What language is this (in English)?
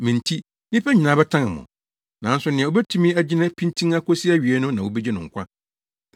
Akan